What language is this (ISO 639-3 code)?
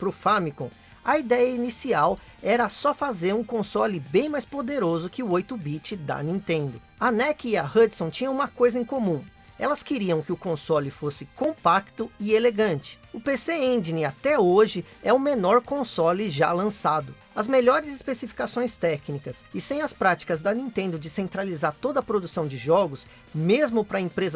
por